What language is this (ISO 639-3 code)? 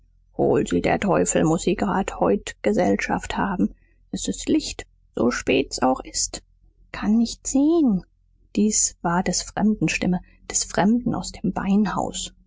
deu